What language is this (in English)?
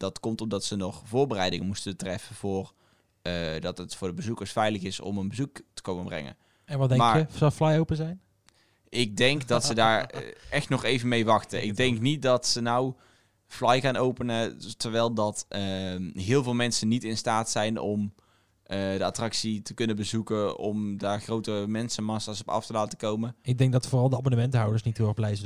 Dutch